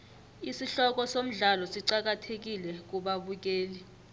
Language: South Ndebele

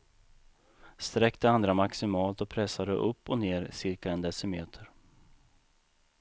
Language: Swedish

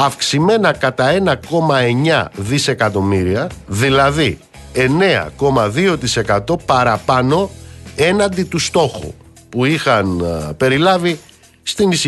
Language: Greek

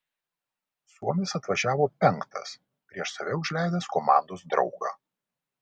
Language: Lithuanian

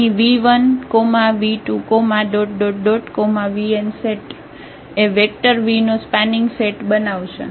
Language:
Gujarati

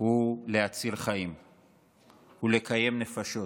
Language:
Hebrew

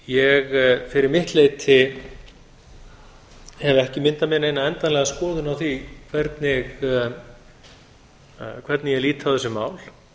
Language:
Icelandic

